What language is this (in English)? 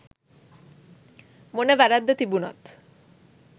Sinhala